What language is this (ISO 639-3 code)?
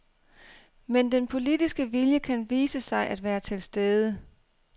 dan